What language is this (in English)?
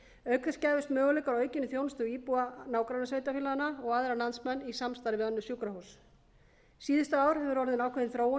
Icelandic